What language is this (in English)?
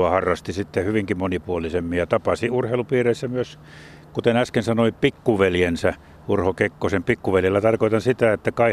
Finnish